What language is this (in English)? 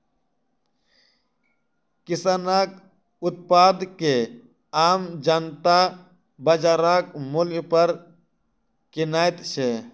Maithili